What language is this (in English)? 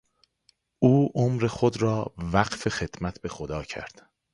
Persian